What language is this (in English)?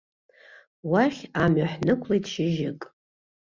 Abkhazian